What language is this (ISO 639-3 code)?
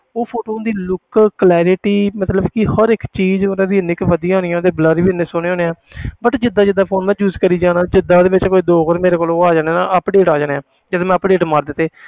pan